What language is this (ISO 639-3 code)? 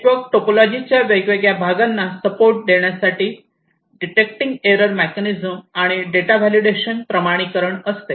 mar